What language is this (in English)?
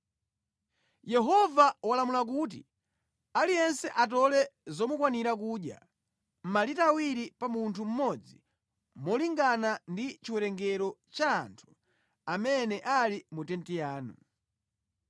Nyanja